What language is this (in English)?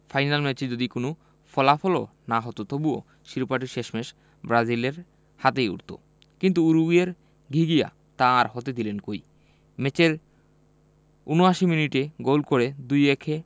Bangla